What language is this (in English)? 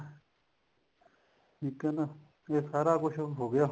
Punjabi